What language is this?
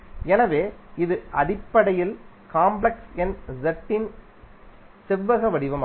Tamil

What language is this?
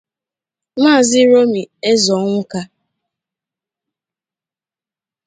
Igbo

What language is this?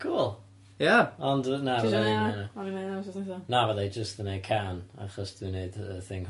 Welsh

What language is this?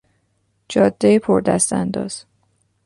Persian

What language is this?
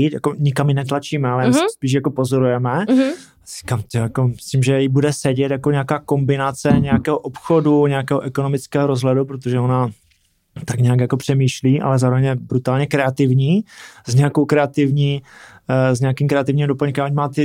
Czech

